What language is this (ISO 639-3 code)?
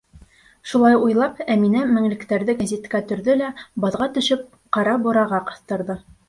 bak